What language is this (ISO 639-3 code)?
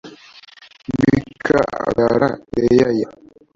kin